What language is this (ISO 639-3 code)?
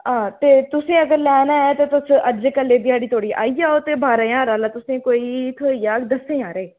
doi